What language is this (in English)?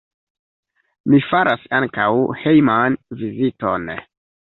Esperanto